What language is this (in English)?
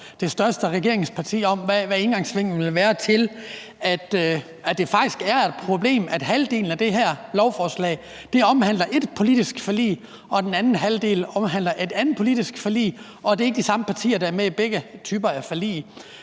Danish